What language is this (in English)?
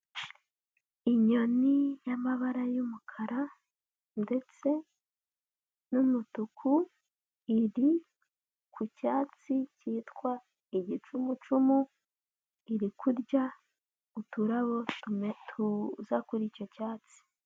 Kinyarwanda